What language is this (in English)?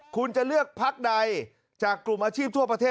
Thai